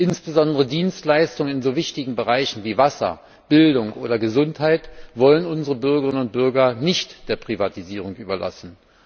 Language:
German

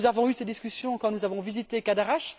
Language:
French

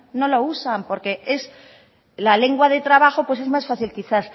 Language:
Spanish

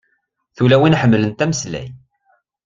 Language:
Kabyle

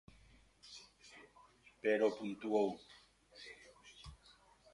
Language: Galician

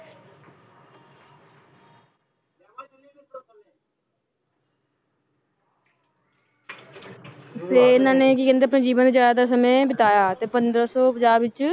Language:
Punjabi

